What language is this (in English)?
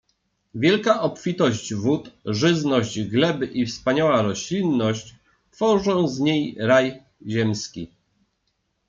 Polish